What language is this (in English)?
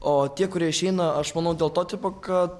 Lithuanian